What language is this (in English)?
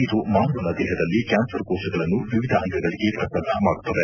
Kannada